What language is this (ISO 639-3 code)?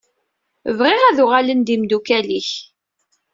kab